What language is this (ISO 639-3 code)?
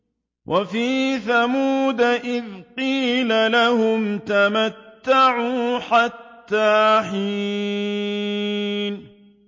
ara